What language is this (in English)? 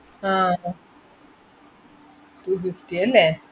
Malayalam